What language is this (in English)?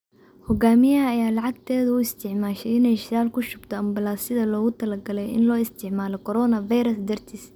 Somali